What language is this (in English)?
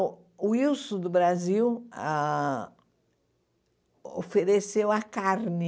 Portuguese